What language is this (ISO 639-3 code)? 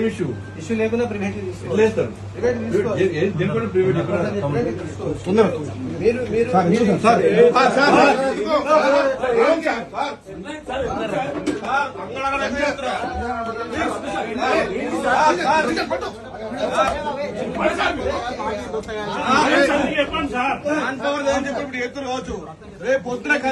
ara